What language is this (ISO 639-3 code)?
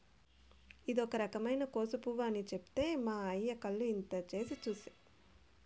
tel